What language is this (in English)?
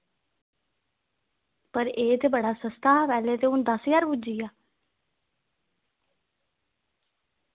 Dogri